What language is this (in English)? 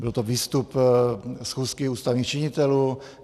Czech